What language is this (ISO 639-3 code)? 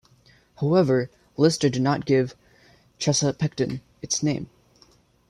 eng